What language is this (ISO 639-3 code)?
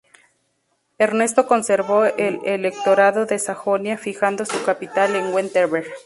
spa